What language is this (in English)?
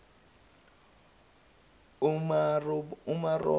Zulu